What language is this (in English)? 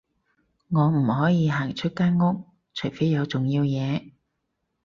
Cantonese